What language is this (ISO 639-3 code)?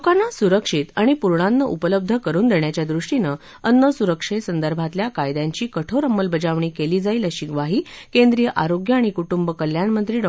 mar